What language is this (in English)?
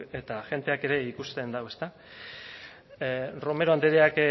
Basque